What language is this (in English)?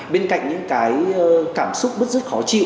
Vietnamese